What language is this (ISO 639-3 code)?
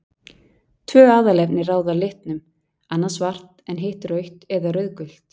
isl